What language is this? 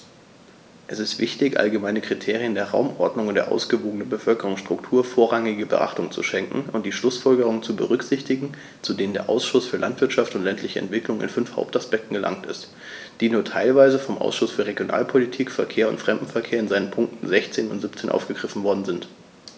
German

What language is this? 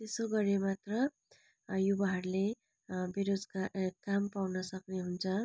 Nepali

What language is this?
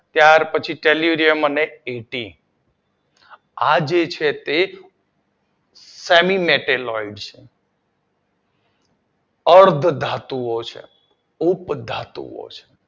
Gujarati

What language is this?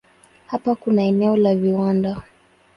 Swahili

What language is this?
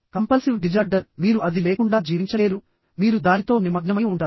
Telugu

